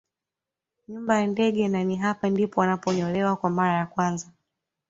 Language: Swahili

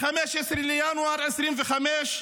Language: Hebrew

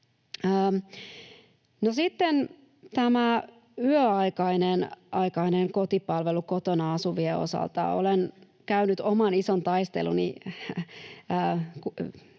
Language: Finnish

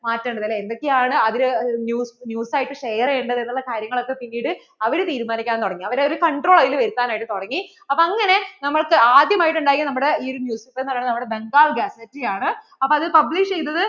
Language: Malayalam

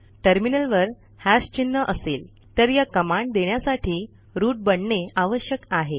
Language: Marathi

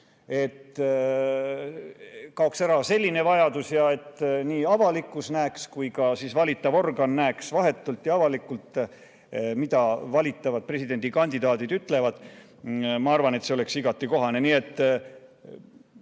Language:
Estonian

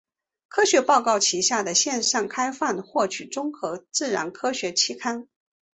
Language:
Chinese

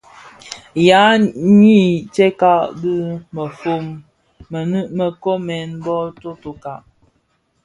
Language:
Bafia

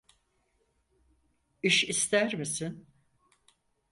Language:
Turkish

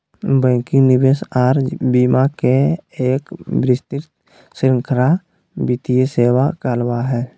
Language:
Magahi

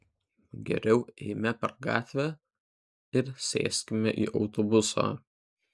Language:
Lithuanian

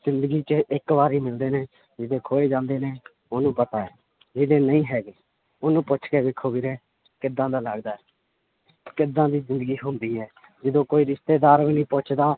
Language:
Punjabi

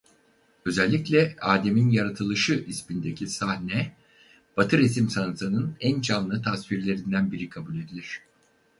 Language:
Turkish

